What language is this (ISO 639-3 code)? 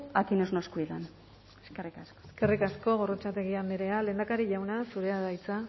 eus